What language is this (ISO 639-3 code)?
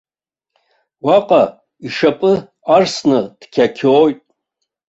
abk